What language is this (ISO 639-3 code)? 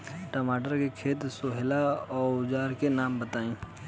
bho